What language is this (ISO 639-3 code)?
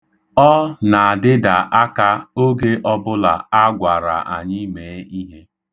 ibo